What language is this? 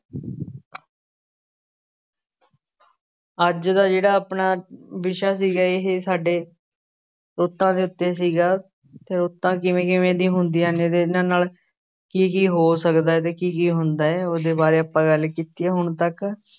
Punjabi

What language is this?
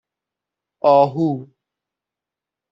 Persian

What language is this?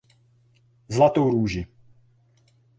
Czech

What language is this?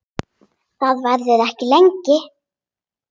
Icelandic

